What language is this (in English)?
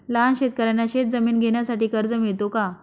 Marathi